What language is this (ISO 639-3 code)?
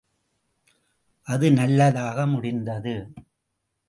tam